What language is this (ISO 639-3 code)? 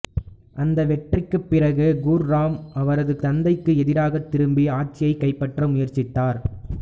tam